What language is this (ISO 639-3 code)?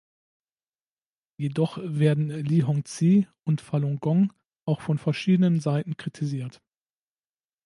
deu